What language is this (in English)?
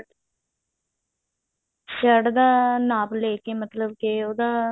Punjabi